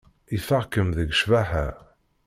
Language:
Kabyle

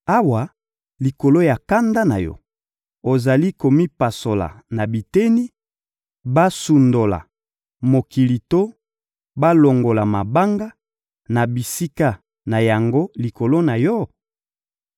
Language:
Lingala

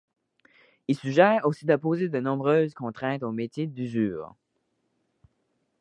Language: French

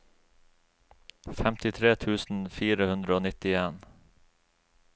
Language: Norwegian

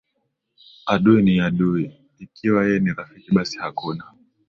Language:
Swahili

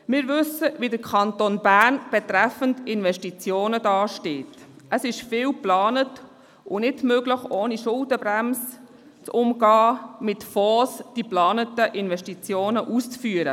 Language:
Swiss German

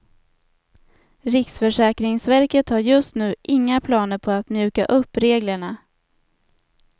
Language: Swedish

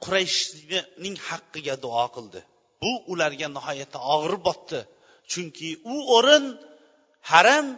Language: Bulgarian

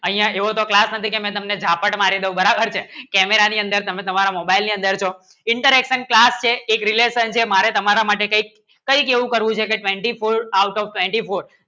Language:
Gujarati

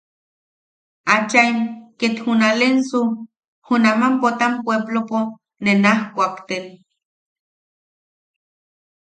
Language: Yaqui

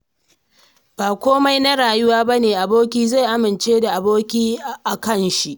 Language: Hausa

